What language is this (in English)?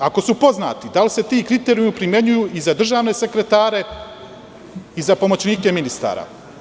Serbian